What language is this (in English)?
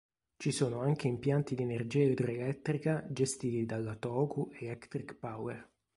Italian